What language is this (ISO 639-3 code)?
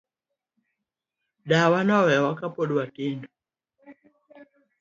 luo